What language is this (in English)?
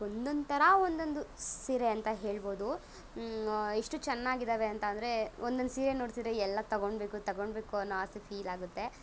Kannada